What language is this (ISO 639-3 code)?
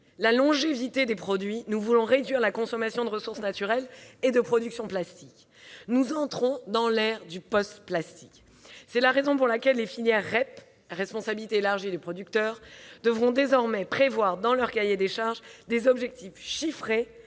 fra